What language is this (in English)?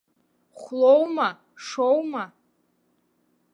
Abkhazian